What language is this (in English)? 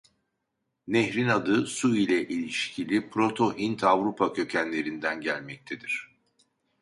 Turkish